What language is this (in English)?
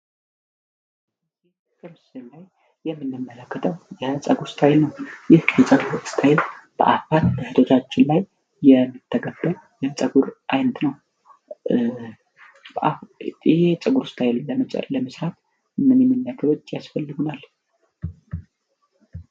Amharic